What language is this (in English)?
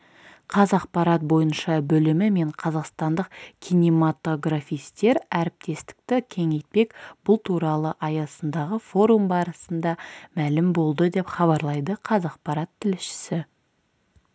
Kazakh